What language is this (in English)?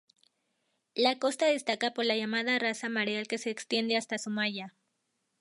Spanish